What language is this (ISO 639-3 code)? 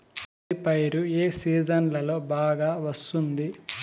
tel